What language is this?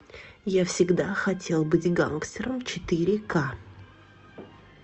Russian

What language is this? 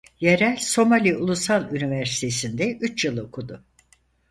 Turkish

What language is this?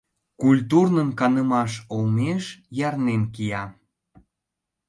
Mari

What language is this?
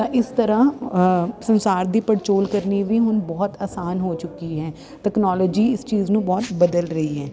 Punjabi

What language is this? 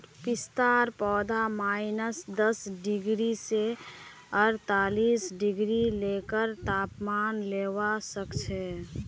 Magahi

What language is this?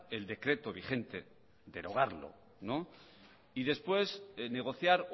Spanish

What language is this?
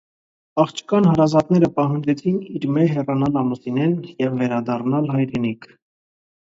Armenian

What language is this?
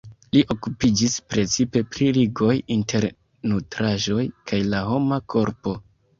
Esperanto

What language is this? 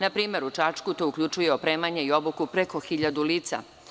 Serbian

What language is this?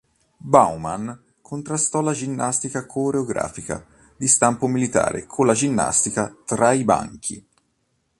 Italian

